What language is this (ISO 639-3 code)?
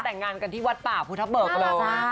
tha